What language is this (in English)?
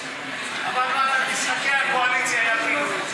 Hebrew